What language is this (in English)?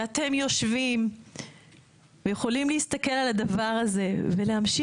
Hebrew